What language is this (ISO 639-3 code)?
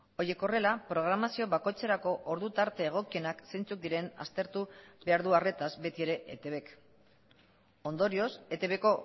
eus